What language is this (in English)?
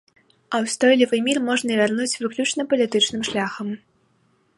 Belarusian